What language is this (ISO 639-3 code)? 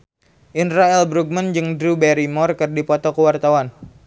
sun